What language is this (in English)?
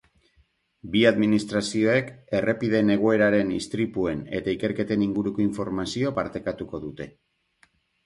Basque